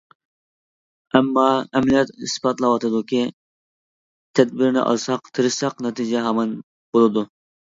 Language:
Uyghur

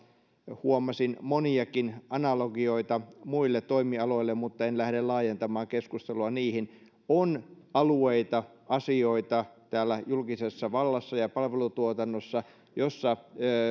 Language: Finnish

